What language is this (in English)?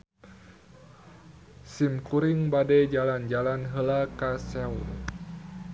Sundanese